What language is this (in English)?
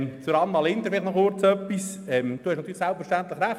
Swiss German